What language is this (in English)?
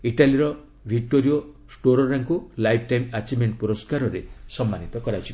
Odia